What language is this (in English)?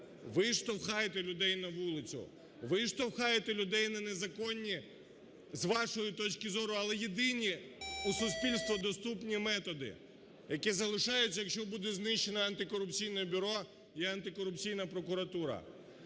Ukrainian